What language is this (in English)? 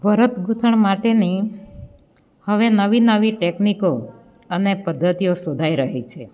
Gujarati